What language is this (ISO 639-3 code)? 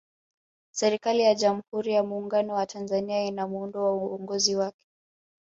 swa